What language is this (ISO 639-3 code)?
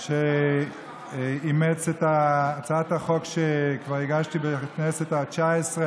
heb